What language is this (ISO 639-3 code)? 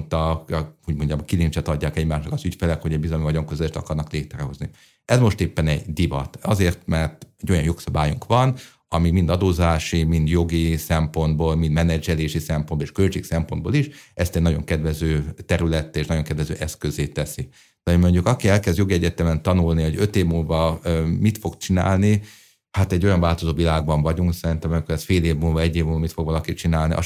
hun